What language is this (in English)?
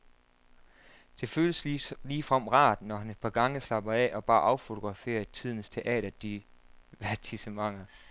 Danish